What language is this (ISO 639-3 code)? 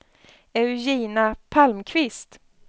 swe